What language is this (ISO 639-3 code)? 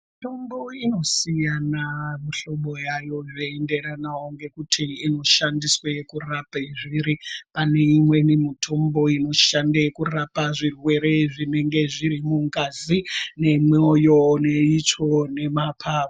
ndc